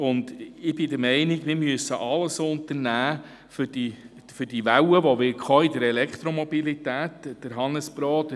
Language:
Swiss German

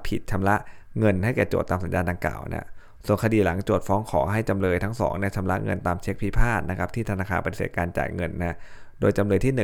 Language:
Thai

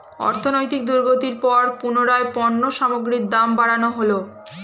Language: Bangla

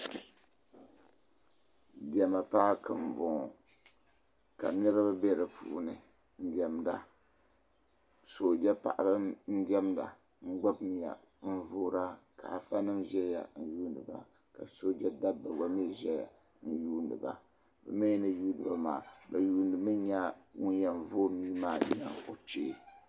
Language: Dagbani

